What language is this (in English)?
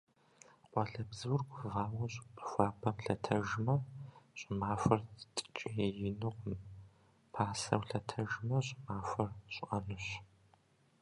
Kabardian